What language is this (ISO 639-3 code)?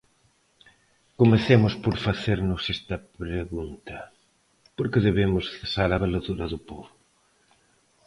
glg